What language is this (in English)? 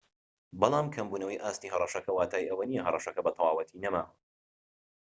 Central Kurdish